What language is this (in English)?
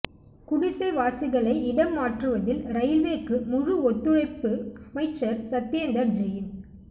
Tamil